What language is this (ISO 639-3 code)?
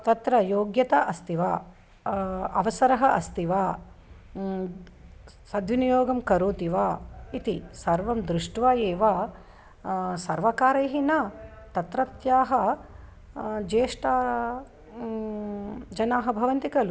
san